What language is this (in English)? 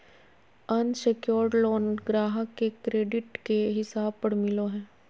Magahi